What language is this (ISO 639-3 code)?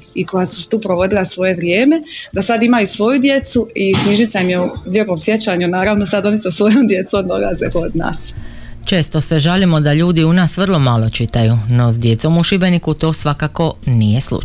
hrv